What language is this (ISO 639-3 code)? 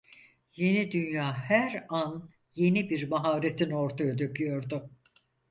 tur